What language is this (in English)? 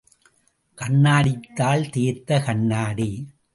Tamil